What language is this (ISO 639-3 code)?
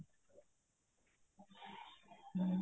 pan